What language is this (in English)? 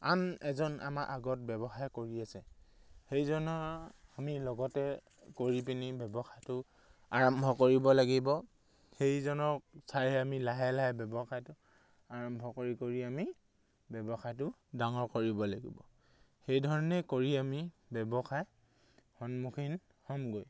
Assamese